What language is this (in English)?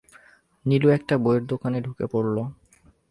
Bangla